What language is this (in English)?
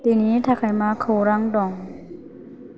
Bodo